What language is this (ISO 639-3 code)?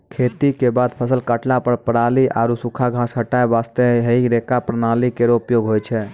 mai